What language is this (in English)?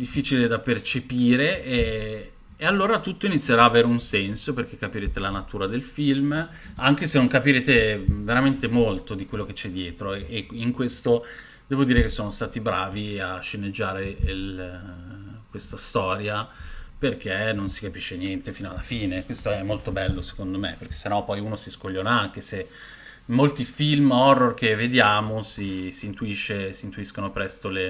Italian